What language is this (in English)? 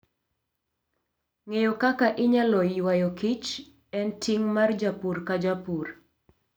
Luo (Kenya and Tanzania)